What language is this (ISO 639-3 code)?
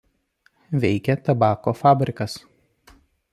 lit